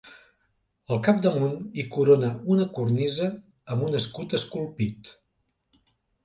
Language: Catalan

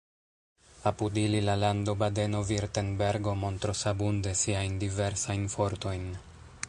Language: Esperanto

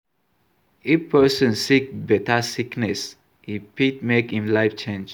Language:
Nigerian Pidgin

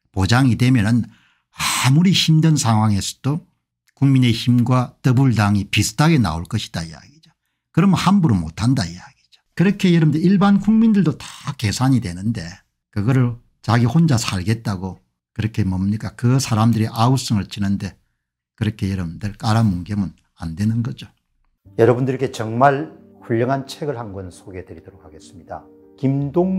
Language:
Korean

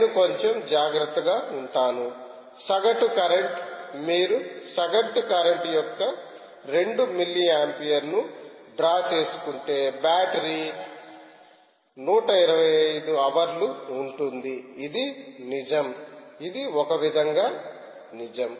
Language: Telugu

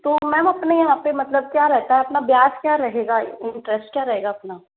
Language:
Hindi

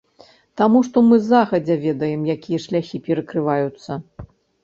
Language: Belarusian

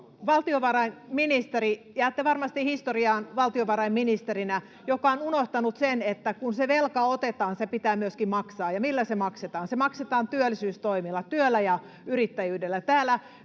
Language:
Finnish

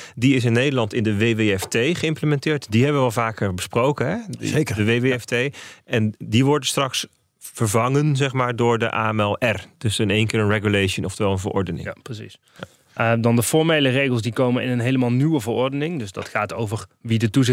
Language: Dutch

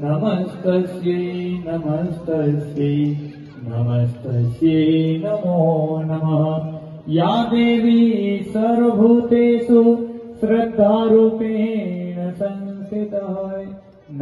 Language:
Arabic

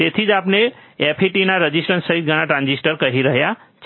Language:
Gujarati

